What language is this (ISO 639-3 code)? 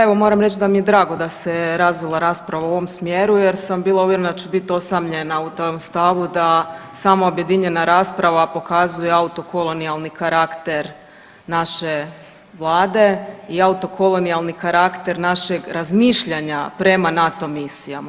hrv